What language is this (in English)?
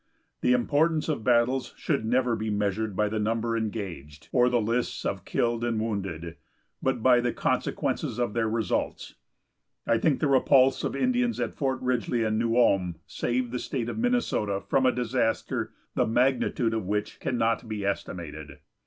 English